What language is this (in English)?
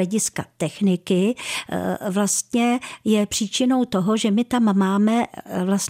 Czech